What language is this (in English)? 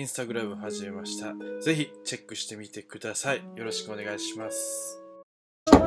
Japanese